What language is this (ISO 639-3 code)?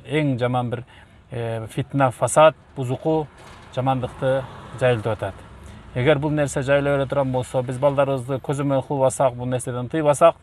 tur